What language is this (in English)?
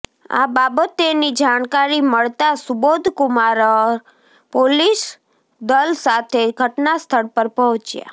Gujarati